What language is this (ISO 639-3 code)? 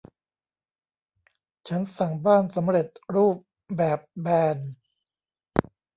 tha